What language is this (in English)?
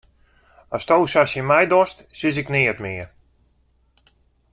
Western Frisian